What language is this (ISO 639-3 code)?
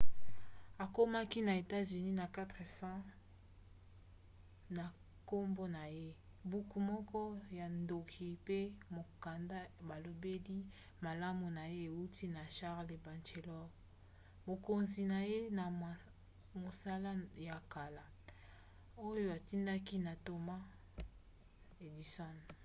lin